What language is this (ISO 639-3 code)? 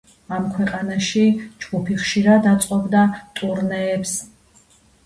kat